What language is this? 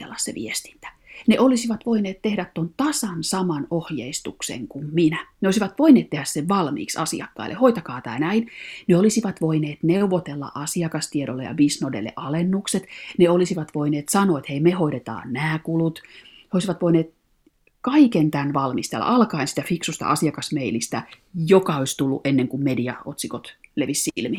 Finnish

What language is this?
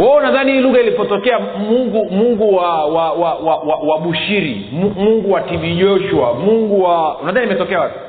Swahili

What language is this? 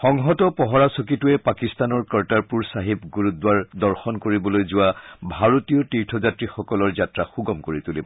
Assamese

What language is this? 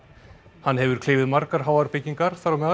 Icelandic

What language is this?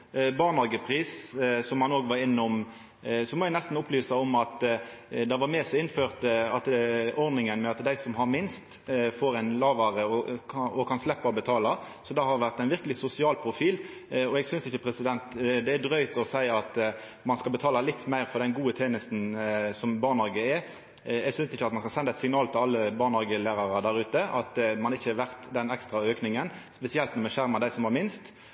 Norwegian Nynorsk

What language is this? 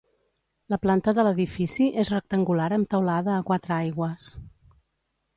Catalan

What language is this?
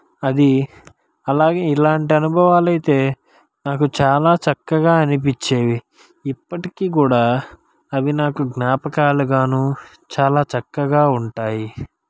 Telugu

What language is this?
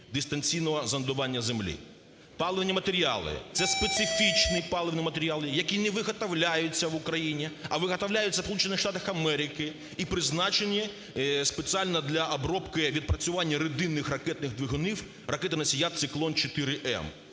Ukrainian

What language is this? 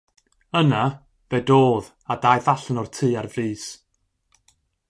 Welsh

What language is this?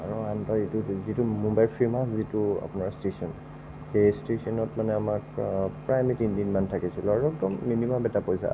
Assamese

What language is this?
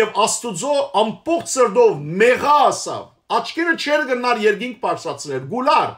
Turkish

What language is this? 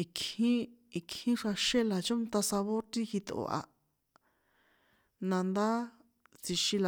San Juan Atzingo Popoloca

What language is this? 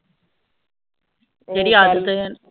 Punjabi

